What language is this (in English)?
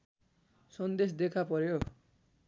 Nepali